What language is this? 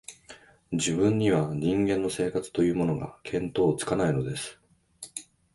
Japanese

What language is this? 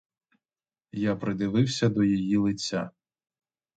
Ukrainian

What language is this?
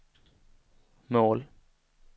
Swedish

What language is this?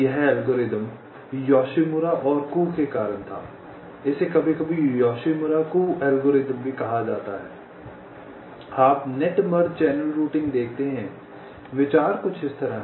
Hindi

